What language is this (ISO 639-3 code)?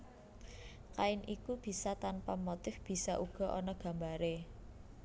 jav